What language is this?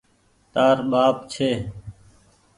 Goaria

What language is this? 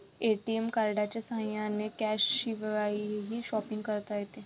Marathi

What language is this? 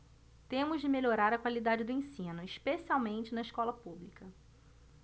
Portuguese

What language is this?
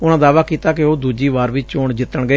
Punjabi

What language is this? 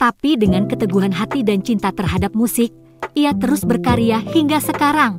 Indonesian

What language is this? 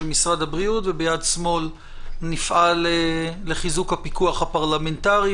Hebrew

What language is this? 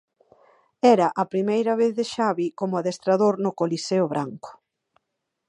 Galician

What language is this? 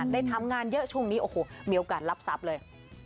Thai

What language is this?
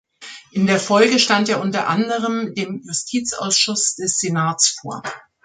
German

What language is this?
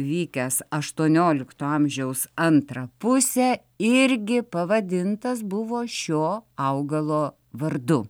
Lithuanian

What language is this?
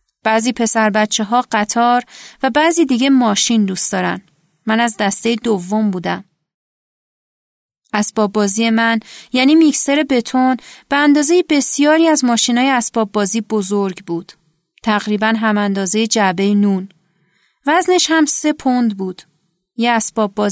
Persian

